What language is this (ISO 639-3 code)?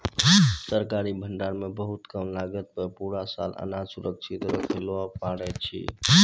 mai